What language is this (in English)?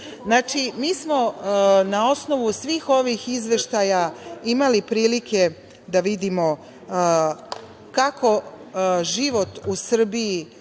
Serbian